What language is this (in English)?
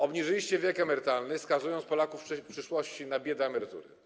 Polish